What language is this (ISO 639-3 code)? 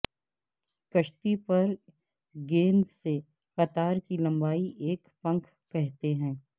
urd